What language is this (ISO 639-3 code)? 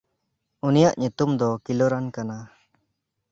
sat